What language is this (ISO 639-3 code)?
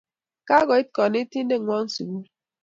kln